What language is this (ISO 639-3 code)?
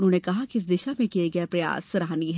hin